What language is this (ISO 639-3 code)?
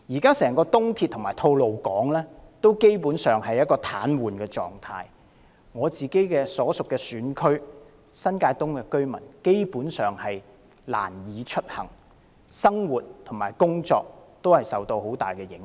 yue